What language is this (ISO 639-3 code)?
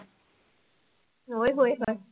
pan